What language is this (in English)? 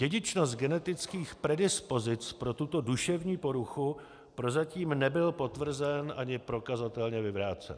Czech